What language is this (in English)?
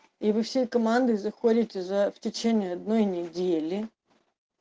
Russian